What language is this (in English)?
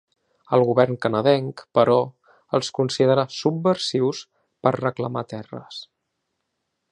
Catalan